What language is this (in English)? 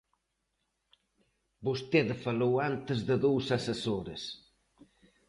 Galician